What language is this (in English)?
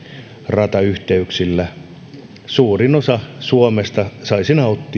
Finnish